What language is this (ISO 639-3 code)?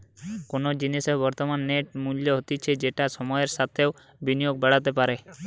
ben